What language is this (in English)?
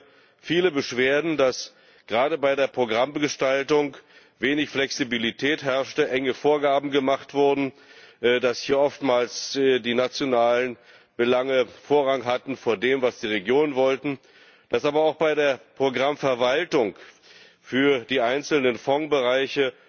German